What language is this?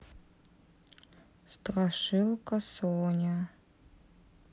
Russian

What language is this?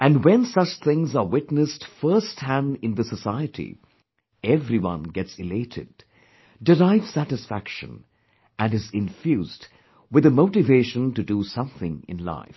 English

